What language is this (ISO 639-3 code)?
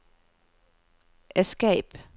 nor